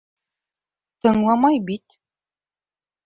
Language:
Bashkir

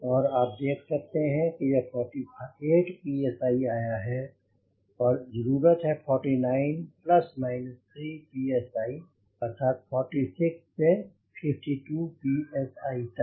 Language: Hindi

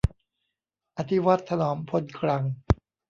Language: Thai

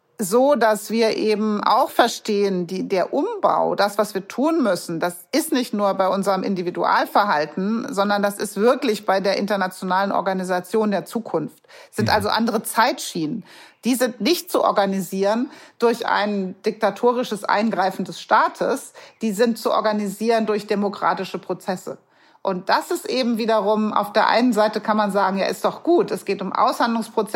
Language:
German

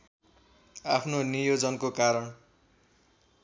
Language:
Nepali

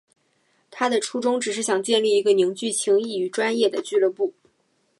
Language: Chinese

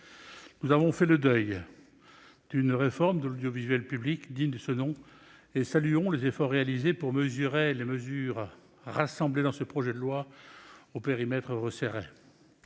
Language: French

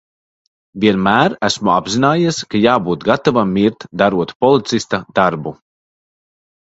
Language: Latvian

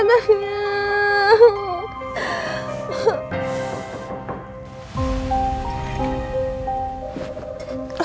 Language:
Indonesian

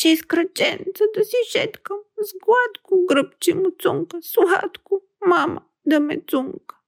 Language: Bulgarian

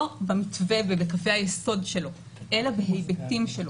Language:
Hebrew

